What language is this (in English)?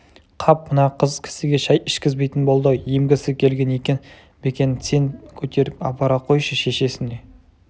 Kazakh